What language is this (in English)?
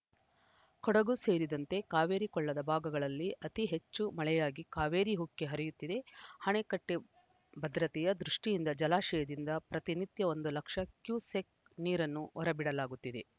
Kannada